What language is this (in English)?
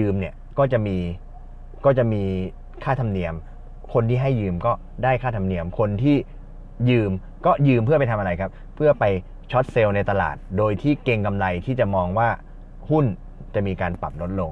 Thai